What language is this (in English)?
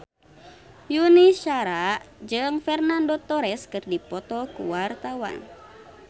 Sundanese